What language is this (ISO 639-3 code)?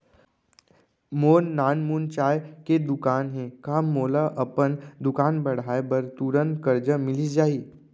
hne